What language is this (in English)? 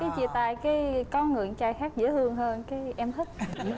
Vietnamese